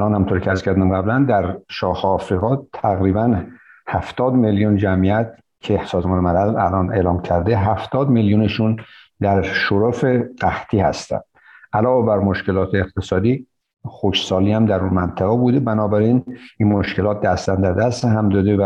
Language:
Persian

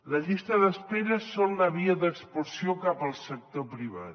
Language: Catalan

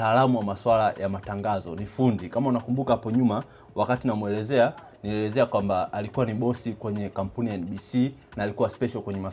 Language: Swahili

